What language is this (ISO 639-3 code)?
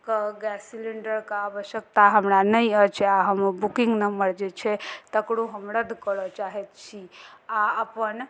mai